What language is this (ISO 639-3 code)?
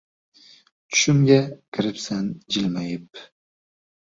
uzb